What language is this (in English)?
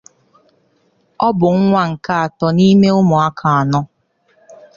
Igbo